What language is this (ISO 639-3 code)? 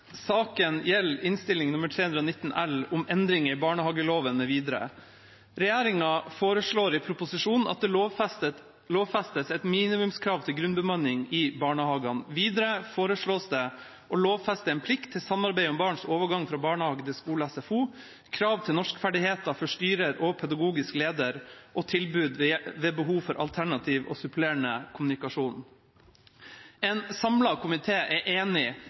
nob